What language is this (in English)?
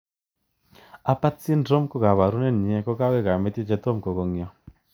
Kalenjin